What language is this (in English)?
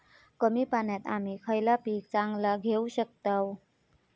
Marathi